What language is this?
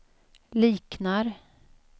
Swedish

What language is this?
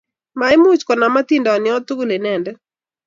Kalenjin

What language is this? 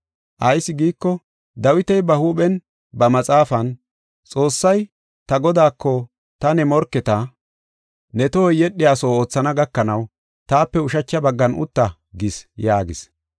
Gofa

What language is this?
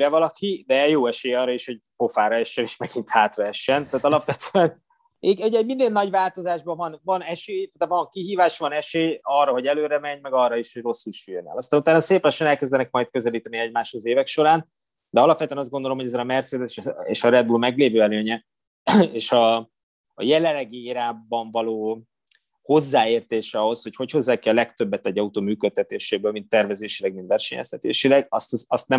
Hungarian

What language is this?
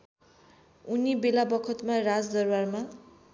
Nepali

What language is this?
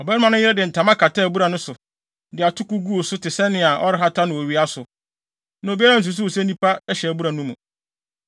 Akan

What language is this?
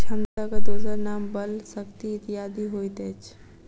Maithili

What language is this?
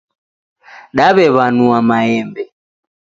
Taita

